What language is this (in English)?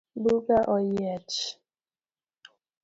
Luo (Kenya and Tanzania)